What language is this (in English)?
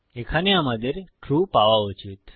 Bangla